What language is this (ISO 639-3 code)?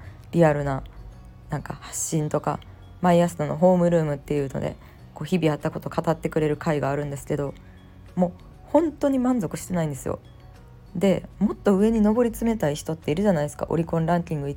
jpn